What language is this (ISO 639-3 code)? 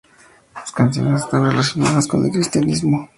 spa